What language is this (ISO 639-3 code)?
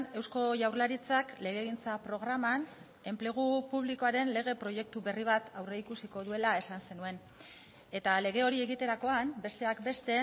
eus